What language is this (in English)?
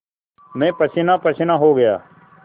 Hindi